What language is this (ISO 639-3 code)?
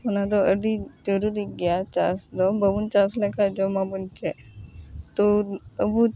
sat